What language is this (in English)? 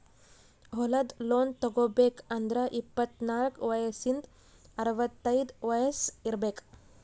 Kannada